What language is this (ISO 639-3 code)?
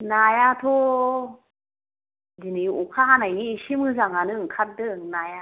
brx